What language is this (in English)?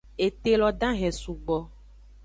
Aja (Benin)